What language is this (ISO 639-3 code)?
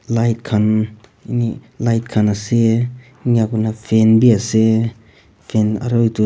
nag